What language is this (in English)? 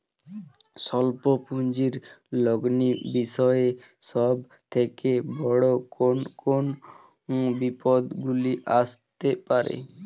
Bangla